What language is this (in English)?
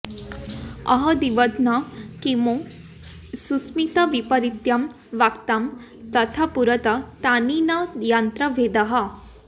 Sanskrit